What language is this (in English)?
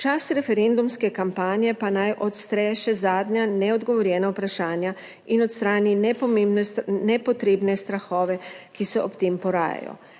Slovenian